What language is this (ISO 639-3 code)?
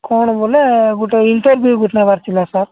ori